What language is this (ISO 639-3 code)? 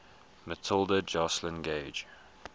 eng